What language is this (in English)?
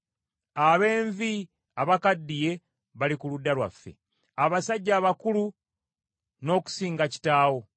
Ganda